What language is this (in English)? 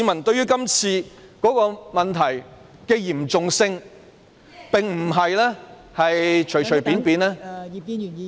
Cantonese